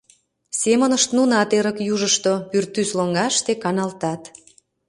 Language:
Mari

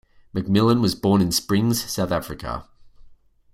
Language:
English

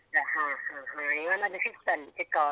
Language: Kannada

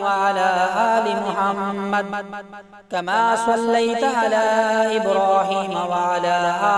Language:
Arabic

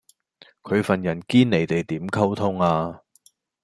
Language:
Cantonese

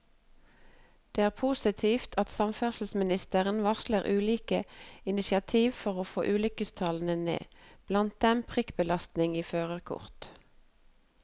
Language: Norwegian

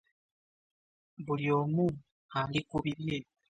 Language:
Ganda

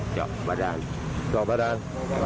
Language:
Thai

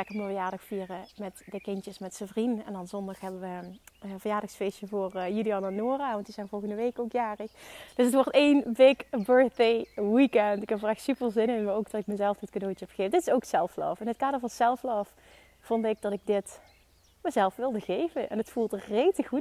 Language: Dutch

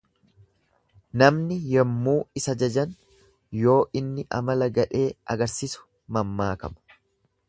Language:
Oromo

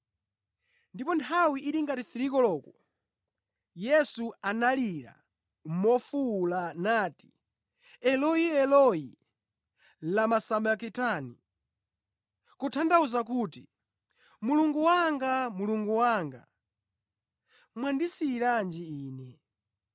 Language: Nyanja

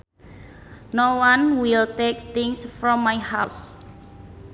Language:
Sundanese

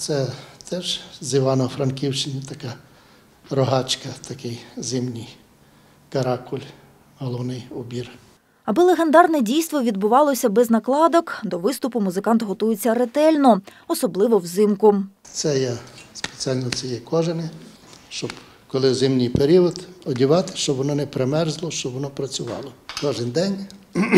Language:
Ukrainian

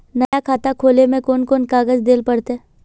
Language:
Magahi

